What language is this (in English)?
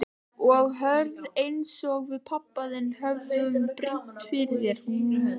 Icelandic